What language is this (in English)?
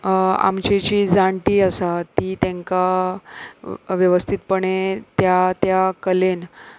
Konkani